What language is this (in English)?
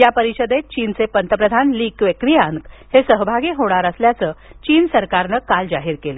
Marathi